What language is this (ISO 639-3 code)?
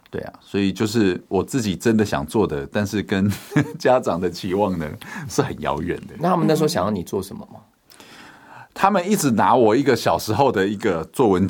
zho